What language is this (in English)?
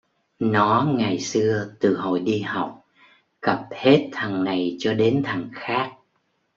Vietnamese